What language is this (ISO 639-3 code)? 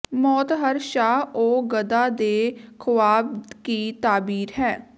pan